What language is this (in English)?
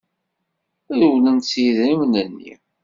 Kabyle